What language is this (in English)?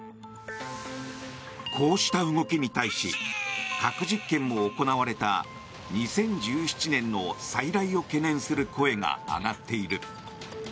Japanese